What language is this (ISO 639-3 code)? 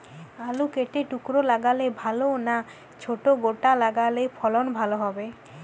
ben